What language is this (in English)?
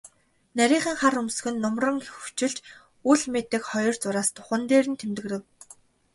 Mongolian